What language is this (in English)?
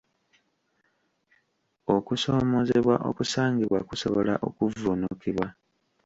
Ganda